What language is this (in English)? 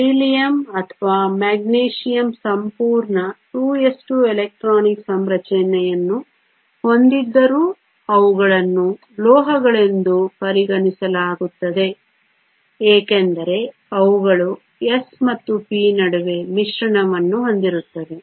Kannada